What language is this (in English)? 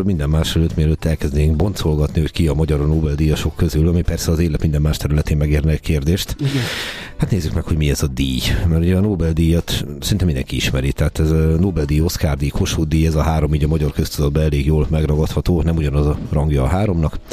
Hungarian